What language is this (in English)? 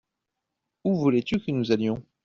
French